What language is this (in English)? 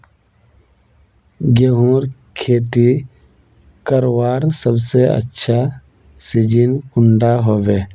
Magahi